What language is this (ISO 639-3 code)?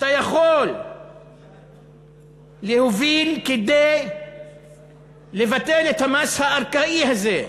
heb